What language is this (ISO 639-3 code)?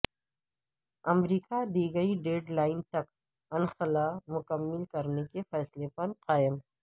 urd